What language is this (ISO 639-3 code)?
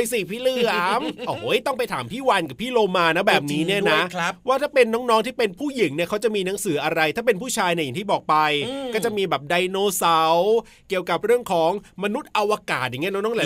tha